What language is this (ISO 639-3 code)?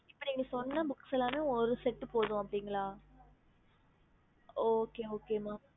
tam